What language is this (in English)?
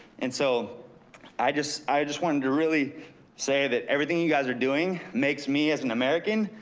English